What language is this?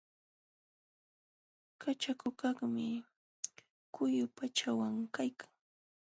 Jauja Wanca Quechua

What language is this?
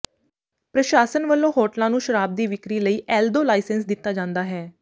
Punjabi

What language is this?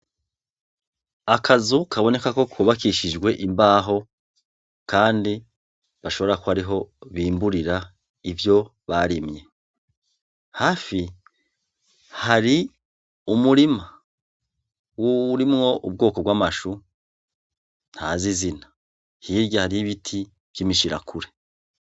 Rundi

